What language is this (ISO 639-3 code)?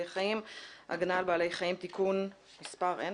heb